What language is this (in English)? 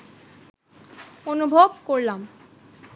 Bangla